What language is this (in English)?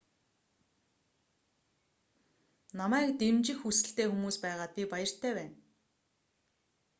Mongolian